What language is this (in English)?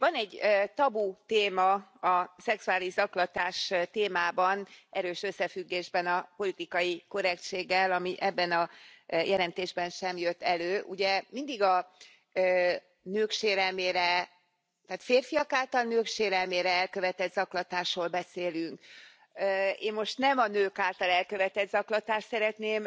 Hungarian